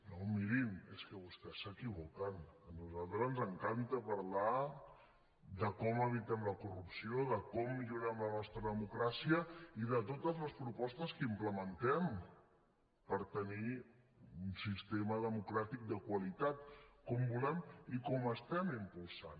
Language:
Catalan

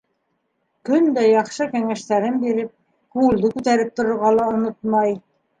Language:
Bashkir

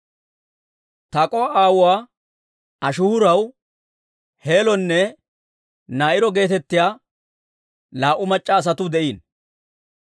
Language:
Dawro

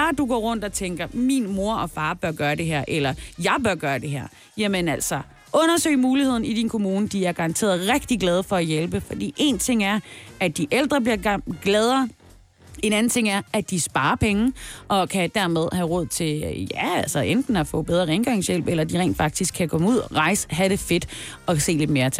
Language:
Danish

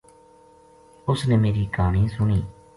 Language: Gujari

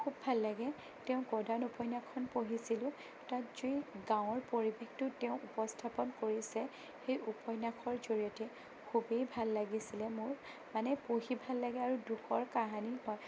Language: Assamese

